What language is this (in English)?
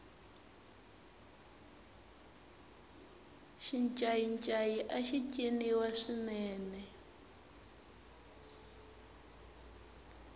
Tsonga